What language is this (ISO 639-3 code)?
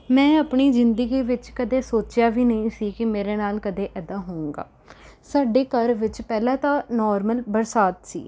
pan